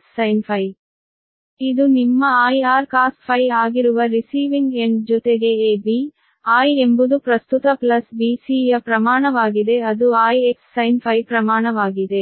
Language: Kannada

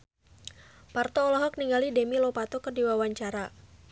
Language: Sundanese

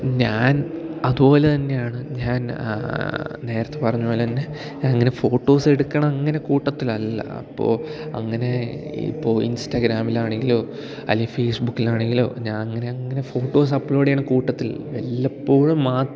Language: Malayalam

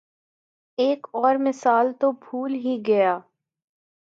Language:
Urdu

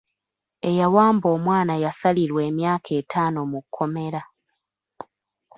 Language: Ganda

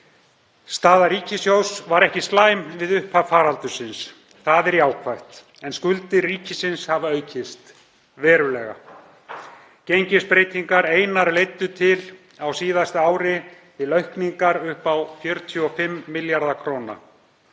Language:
Icelandic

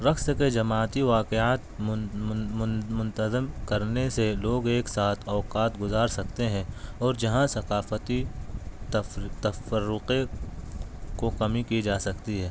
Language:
Urdu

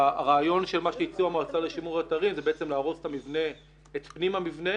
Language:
Hebrew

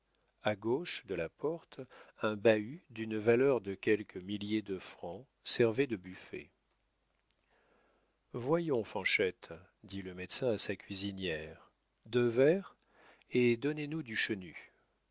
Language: French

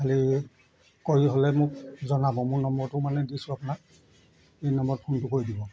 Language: Assamese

